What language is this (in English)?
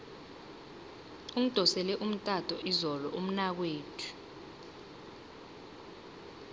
South Ndebele